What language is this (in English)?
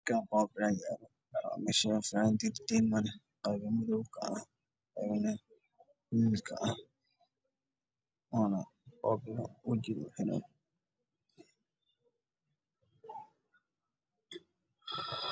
Somali